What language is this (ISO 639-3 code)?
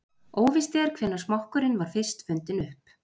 isl